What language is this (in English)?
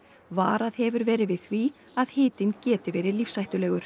Icelandic